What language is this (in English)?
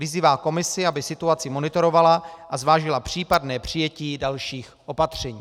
Czech